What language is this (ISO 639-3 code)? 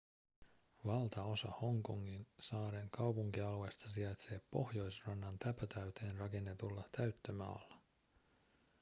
fin